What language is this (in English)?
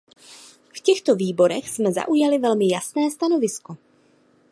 Czech